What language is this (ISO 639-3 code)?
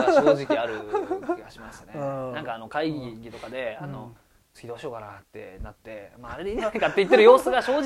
jpn